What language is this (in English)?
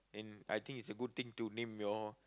English